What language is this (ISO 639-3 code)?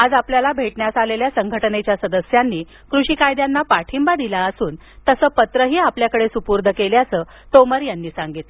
mar